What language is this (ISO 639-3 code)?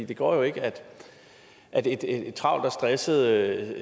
dan